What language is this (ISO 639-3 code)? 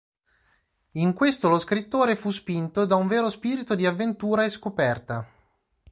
ita